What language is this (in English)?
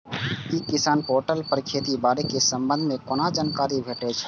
Maithili